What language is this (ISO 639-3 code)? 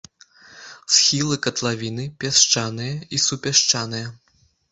bel